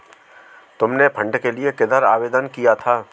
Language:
Hindi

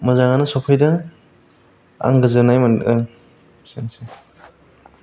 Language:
Bodo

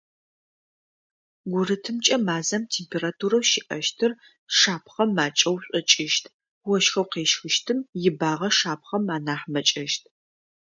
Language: Adyghe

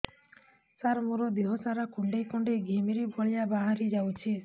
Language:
Odia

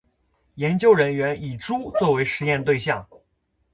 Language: Chinese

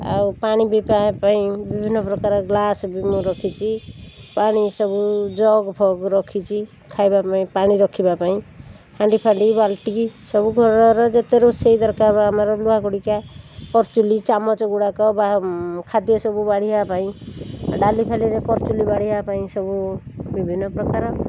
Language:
Odia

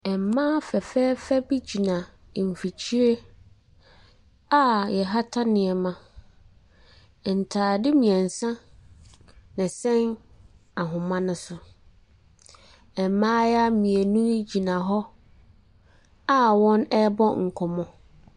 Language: Akan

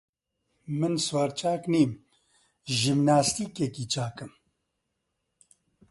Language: Central Kurdish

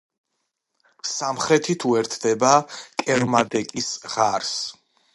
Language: Georgian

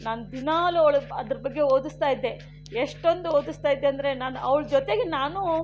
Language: Kannada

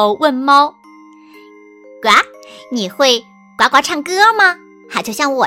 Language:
Chinese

